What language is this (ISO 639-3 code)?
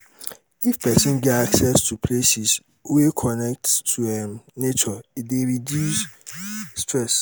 pcm